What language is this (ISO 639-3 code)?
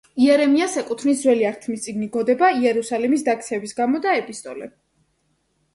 kat